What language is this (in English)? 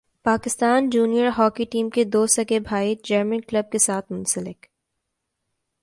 Urdu